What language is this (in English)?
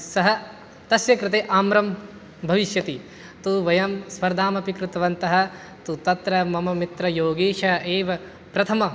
Sanskrit